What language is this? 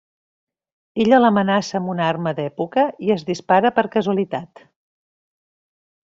Catalan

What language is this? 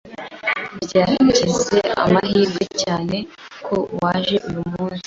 Kinyarwanda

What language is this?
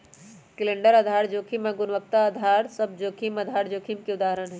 Magahi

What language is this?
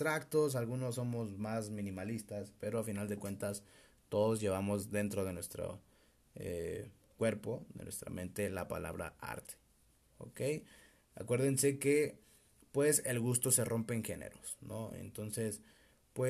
Spanish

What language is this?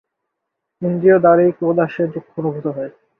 Bangla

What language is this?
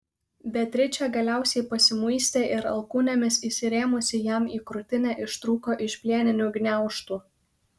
Lithuanian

